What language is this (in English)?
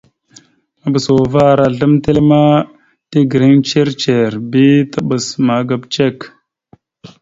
Mada (Cameroon)